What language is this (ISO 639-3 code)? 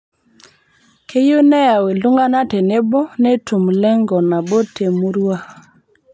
mas